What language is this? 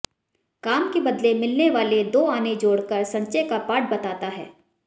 Hindi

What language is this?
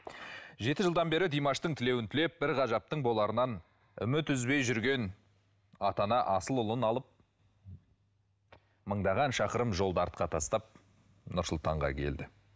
Kazakh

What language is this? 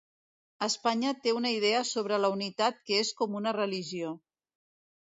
Catalan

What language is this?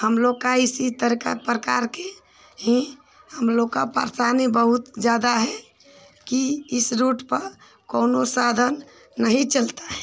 Hindi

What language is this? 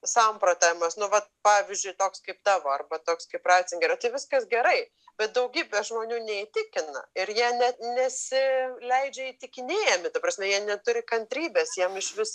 Lithuanian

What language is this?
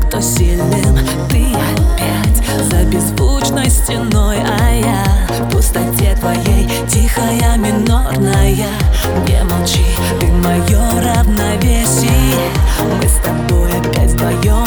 Russian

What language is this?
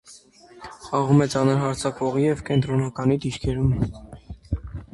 Armenian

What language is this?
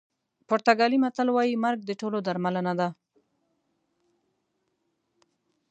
Pashto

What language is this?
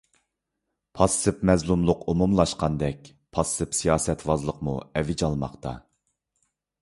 Uyghur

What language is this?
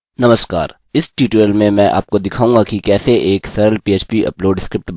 Hindi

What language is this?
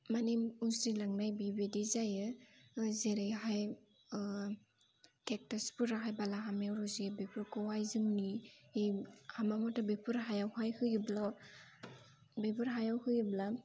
Bodo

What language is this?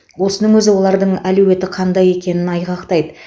Kazakh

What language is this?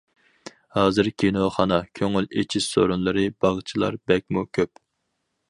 Uyghur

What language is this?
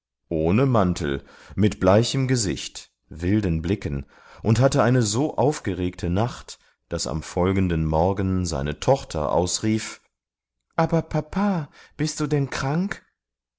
German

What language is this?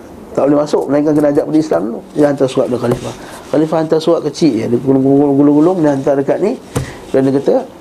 Malay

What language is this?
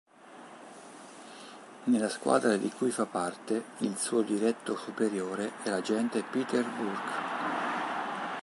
Italian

